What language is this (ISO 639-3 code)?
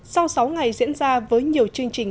vie